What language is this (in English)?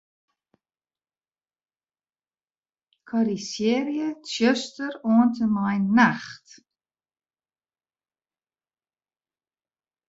Western Frisian